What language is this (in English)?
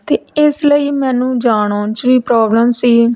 Punjabi